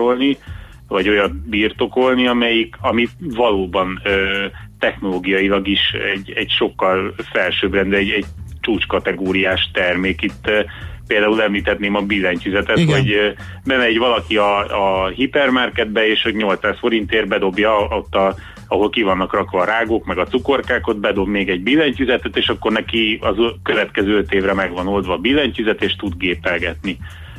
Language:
Hungarian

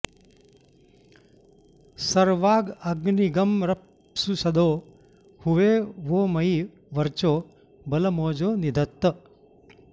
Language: Sanskrit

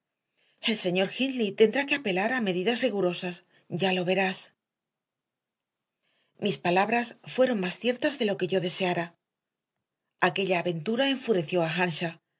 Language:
Spanish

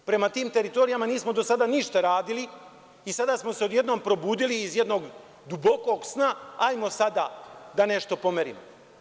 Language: Serbian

